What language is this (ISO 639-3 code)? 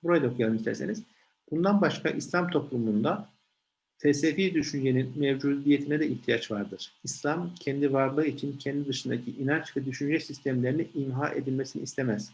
tur